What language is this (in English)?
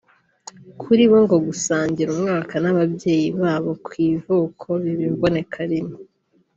Kinyarwanda